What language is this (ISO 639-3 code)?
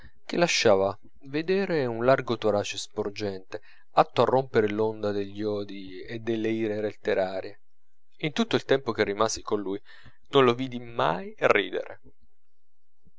ita